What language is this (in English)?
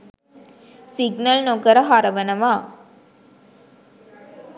Sinhala